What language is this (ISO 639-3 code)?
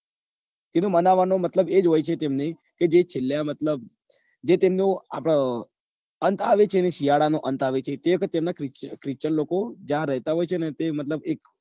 guj